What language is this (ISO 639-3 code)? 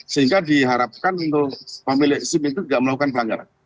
ind